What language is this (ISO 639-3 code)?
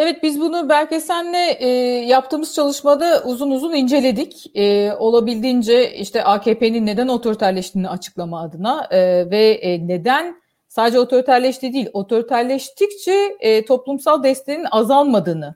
tur